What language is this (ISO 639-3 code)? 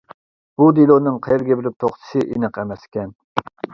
uig